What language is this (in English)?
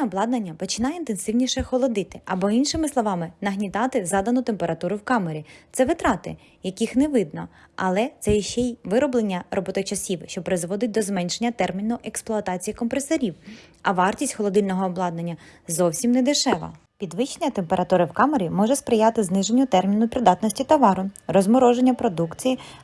Ukrainian